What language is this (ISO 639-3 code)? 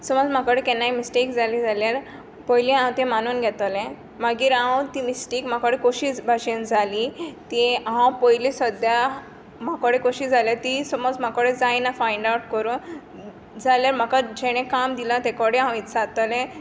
kok